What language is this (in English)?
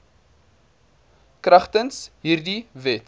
Afrikaans